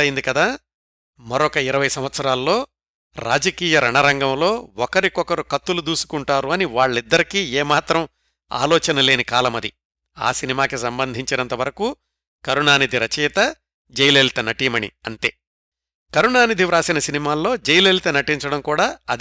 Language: Telugu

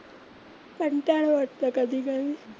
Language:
Marathi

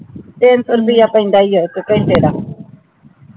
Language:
Punjabi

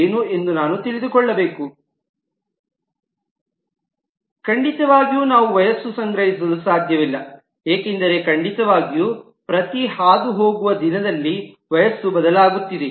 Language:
Kannada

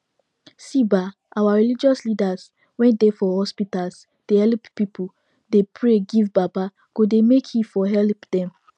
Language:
Nigerian Pidgin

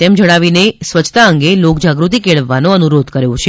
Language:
Gujarati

